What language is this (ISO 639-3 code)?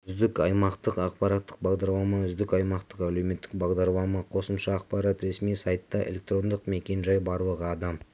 kaz